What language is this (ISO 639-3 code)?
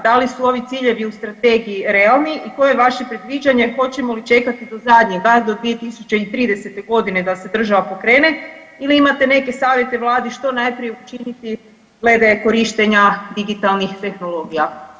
hrv